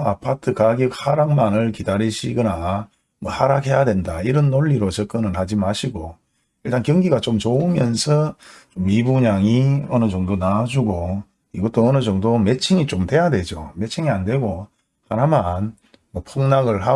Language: Korean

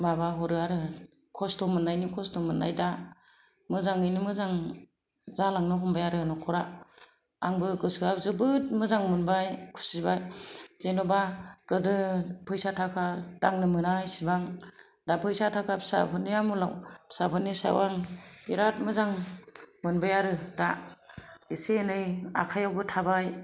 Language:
Bodo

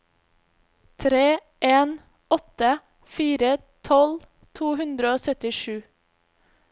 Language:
Norwegian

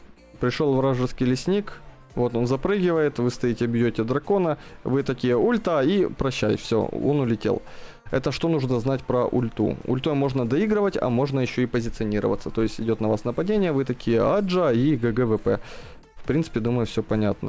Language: Russian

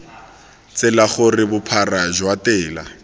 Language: Tswana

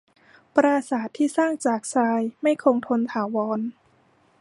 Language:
Thai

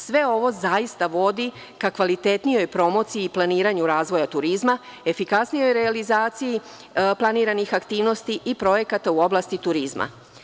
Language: Serbian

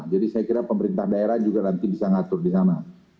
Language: Indonesian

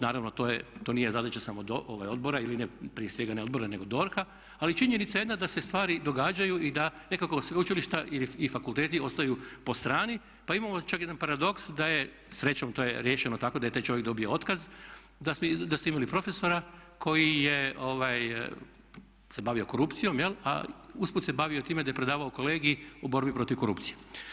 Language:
Croatian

